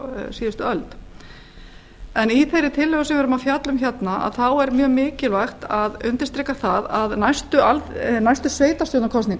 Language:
Icelandic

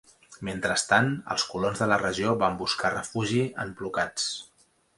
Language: Catalan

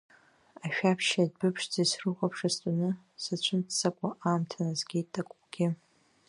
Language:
Abkhazian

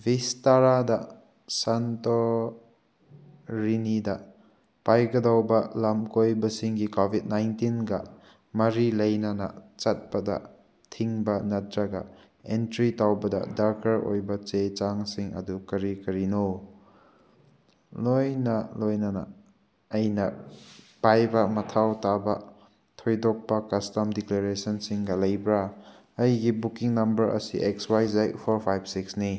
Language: Manipuri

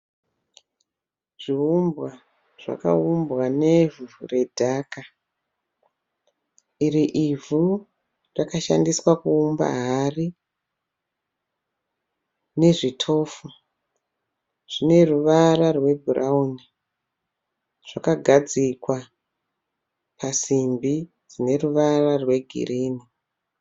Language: Shona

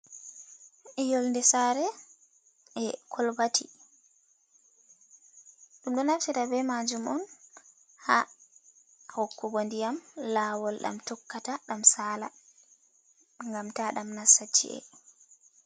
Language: Fula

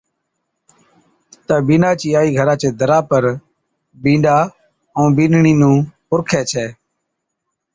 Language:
Od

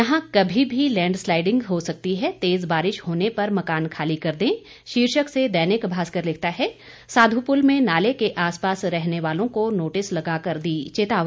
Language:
Hindi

